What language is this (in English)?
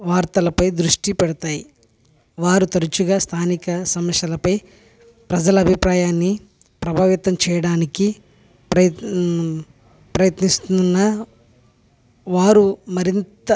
Telugu